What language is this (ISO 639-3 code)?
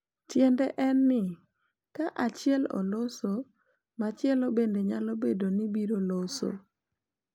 luo